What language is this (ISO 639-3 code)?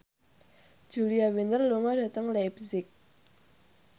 jav